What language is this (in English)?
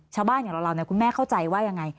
Thai